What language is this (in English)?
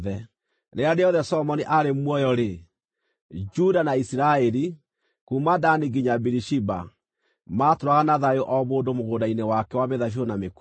Kikuyu